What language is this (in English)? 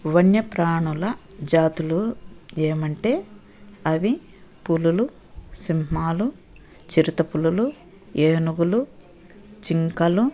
Telugu